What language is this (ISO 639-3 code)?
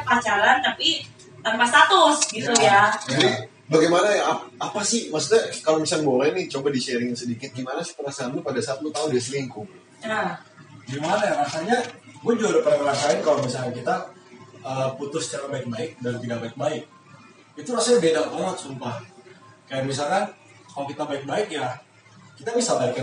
ind